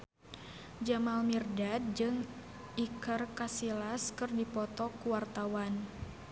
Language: Sundanese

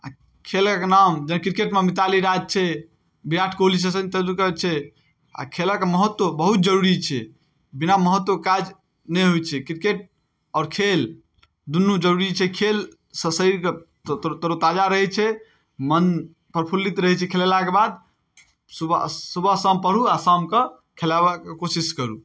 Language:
Maithili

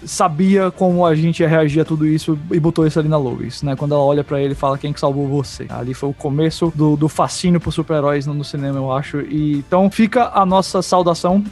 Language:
Portuguese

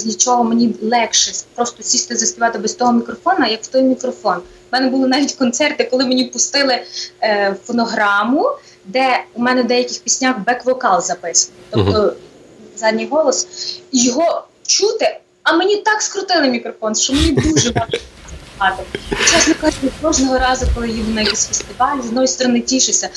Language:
Ukrainian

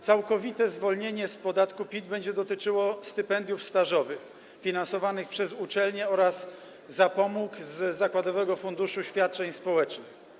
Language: Polish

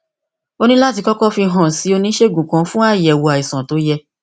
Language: Yoruba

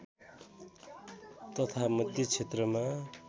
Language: Nepali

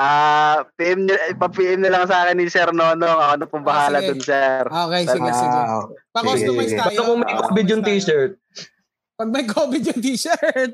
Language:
Filipino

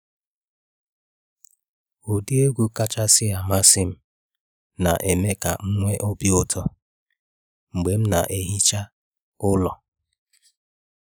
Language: Igbo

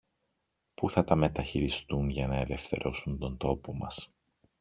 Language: Greek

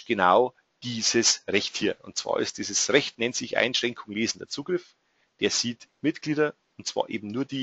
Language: German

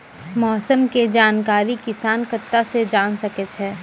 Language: Maithili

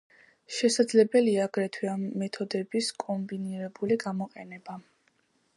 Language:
Georgian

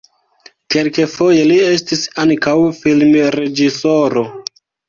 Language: Esperanto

